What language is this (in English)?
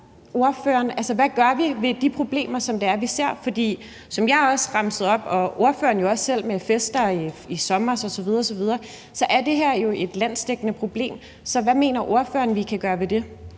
Danish